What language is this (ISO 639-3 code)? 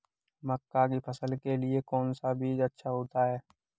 hin